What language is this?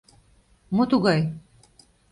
Mari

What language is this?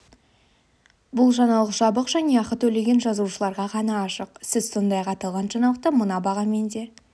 Kazakh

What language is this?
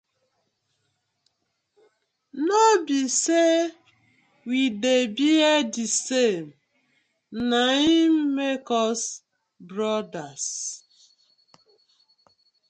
Nigerian Pidgin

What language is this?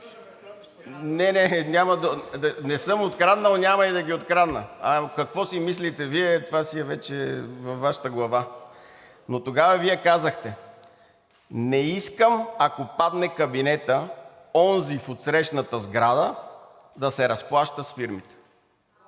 Bulgarian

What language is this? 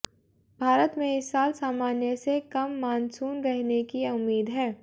Hindi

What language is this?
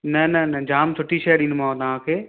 Sindhi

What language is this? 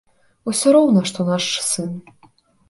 Belarusian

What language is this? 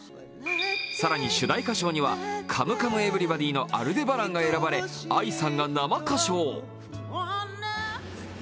Japanese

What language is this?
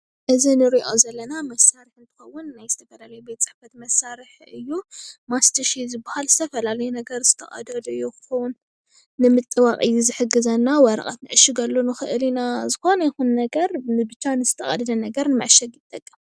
Tigrinya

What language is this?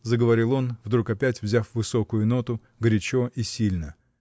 Russian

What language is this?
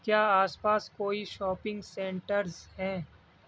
Urdu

